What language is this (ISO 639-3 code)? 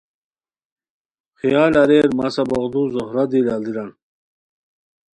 khw